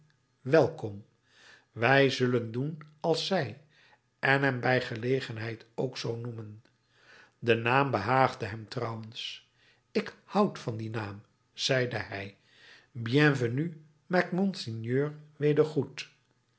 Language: Dutch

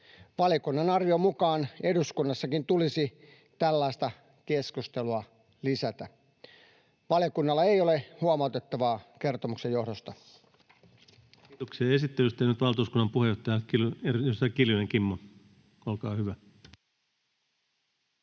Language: Finnish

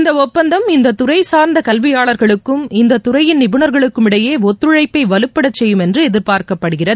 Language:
Tamil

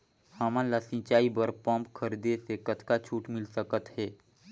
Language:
Chhattisgarhi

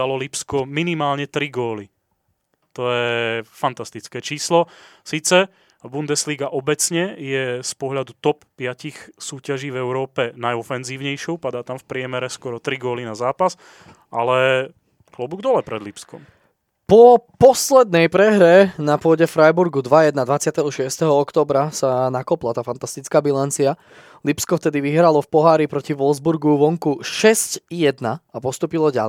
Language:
Slovak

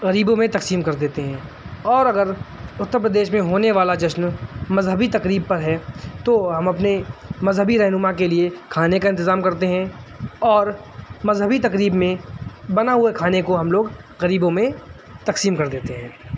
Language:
Urdu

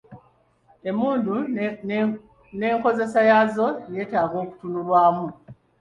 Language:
Ganda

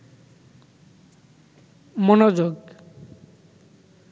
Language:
Bangla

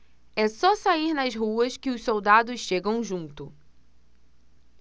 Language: Portuguese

